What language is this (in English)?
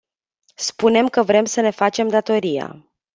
Romanian